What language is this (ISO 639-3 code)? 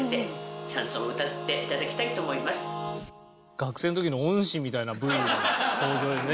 jpn